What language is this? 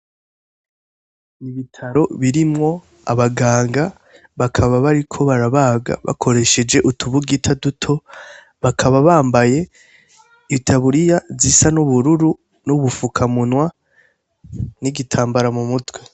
Rundi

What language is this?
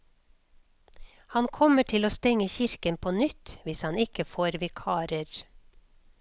Norwegian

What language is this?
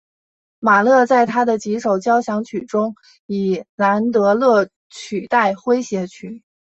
Chinese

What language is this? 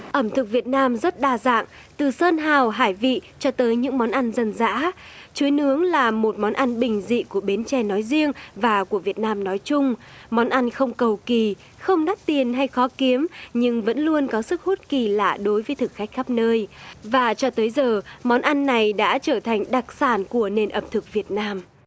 Vietnamese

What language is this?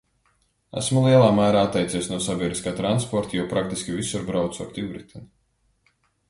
Latvian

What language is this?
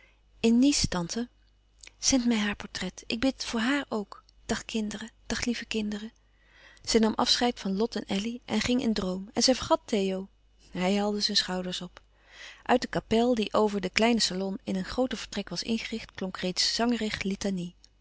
Dutch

